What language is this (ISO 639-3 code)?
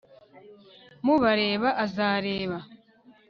kin